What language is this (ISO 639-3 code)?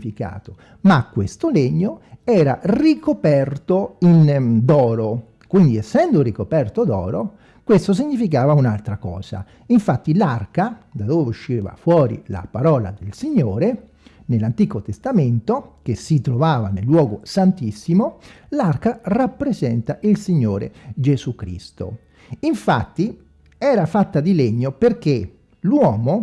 ita